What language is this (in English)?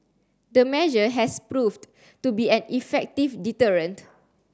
English